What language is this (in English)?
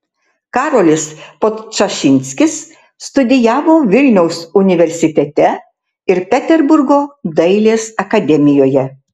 Lithuanian